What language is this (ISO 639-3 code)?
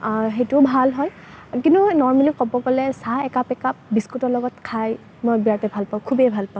asm